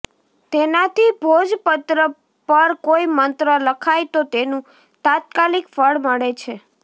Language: Gujarati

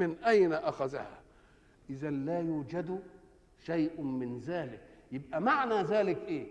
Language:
Arabic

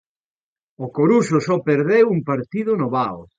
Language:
Galician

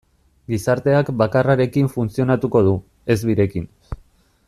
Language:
Basque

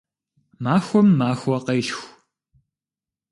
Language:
Kabardian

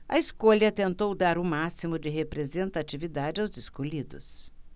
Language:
Portuguese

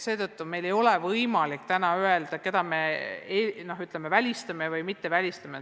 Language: Estonian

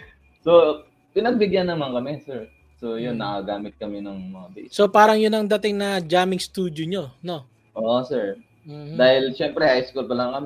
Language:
Filipino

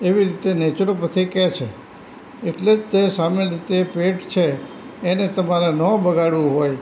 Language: Gujarati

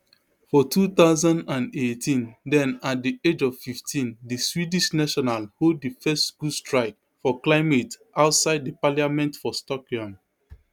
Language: Nigerian Pidgin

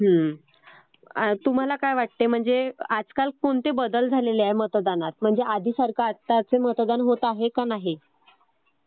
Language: Marathi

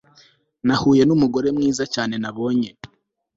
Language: Kinyarwanda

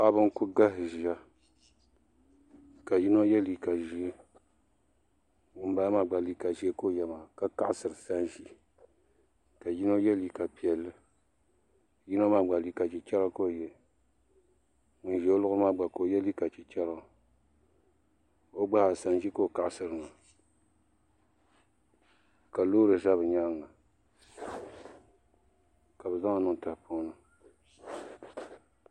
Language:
Dagbani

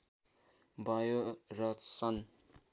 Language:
Nepali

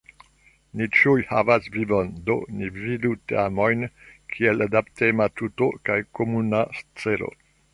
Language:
Esperanto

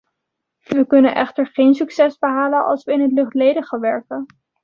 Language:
Dutch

